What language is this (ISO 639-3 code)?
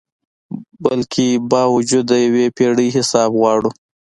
pus